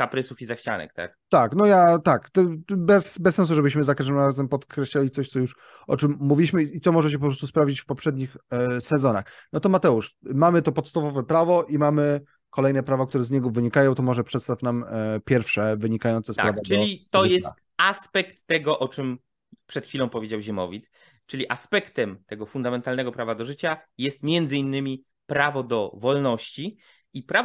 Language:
Polish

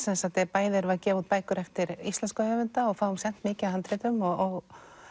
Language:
Icelandic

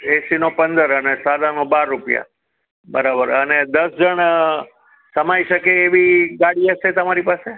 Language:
Gujarati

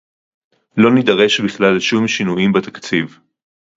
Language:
Hebrew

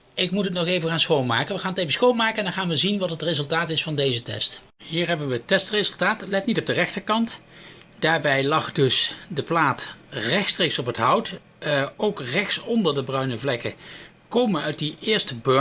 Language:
Dutch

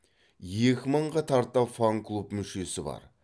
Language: Kazakh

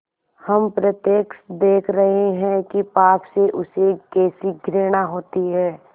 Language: Hindi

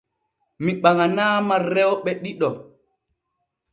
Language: Borgu Fulfulde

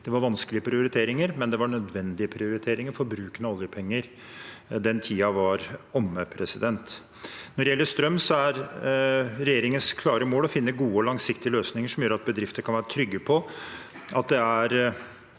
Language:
Norwegian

